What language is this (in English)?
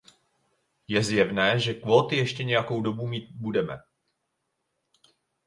Czech